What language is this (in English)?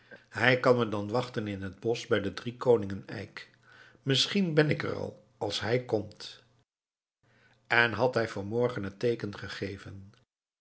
Dutch